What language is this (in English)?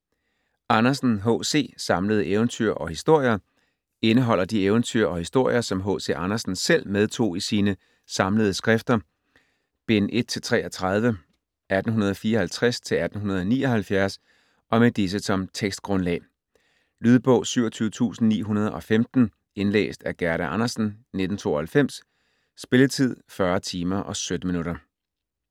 Danish